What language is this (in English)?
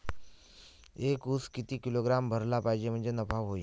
Marathi